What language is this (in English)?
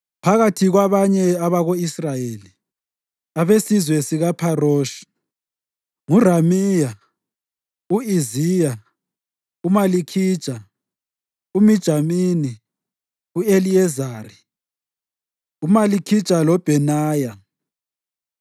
North Ndebele